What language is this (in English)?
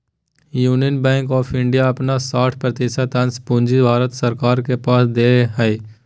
Magahi